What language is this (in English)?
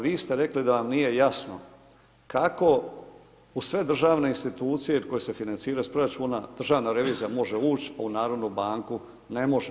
Croatian